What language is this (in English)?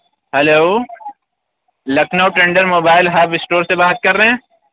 Urdu